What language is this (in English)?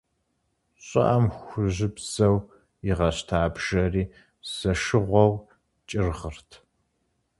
Kabardian